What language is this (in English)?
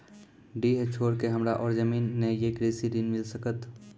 Maithili